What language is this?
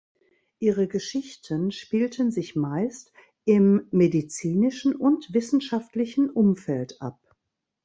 German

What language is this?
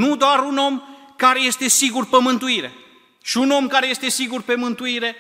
Romanian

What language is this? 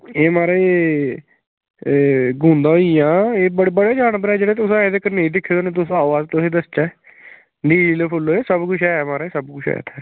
Dogri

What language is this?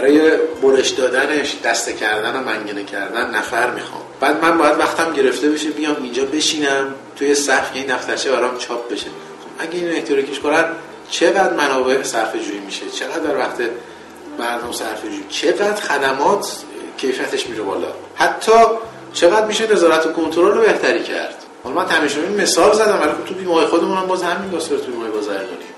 Persian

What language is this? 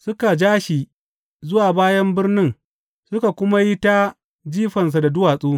Hausa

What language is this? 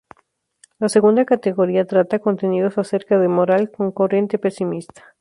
Spanish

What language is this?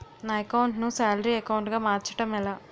Telugu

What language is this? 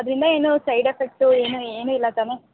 Kannada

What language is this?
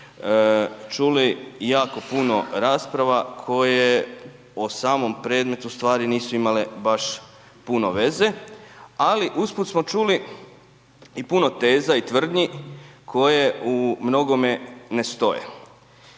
Croatian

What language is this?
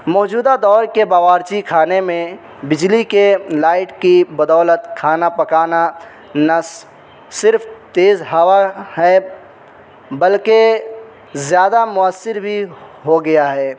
Urdu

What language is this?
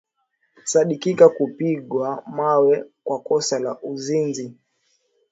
Swahili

